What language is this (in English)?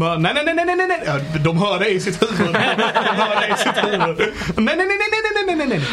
Swedish